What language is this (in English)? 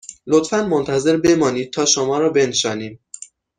Persian